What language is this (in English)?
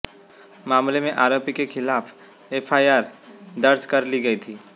Hindi